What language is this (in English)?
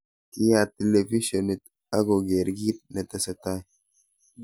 Kalenjin